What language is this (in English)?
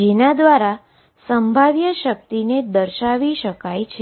Gujarati